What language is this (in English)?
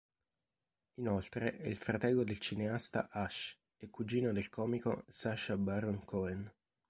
Italian